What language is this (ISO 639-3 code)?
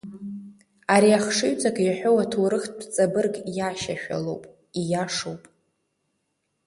abk